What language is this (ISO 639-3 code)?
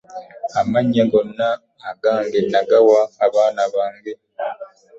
lug